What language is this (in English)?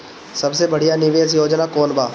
Bhojpuri